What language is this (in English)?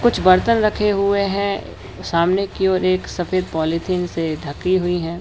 Hindi